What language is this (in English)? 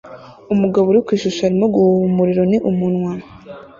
Kinyarwanda